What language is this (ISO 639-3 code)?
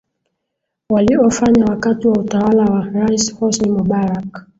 swa